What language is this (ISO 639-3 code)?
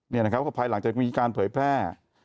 tha